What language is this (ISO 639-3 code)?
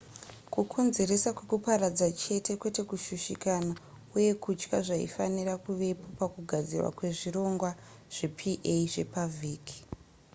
sna